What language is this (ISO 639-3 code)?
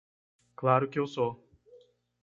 por